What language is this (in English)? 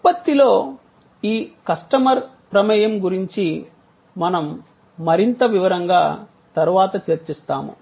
Telugu